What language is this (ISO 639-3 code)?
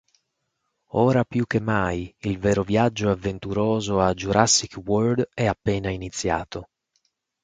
ita